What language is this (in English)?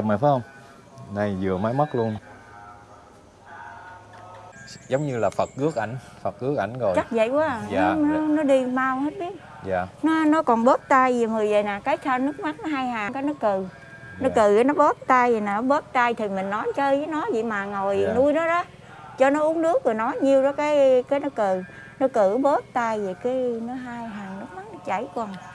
Vietnamese